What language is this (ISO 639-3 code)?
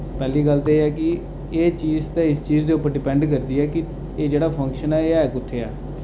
doi